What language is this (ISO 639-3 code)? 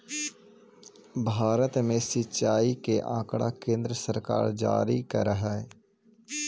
mag